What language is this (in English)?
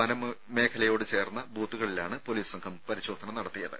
Malayalam